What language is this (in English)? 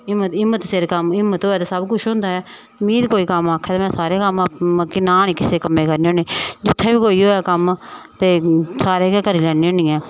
Dogri